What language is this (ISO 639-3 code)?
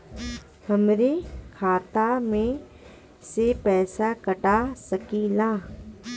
bho